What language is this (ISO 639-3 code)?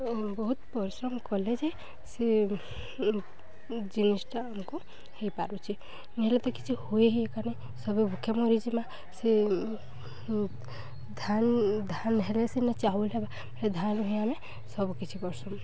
ori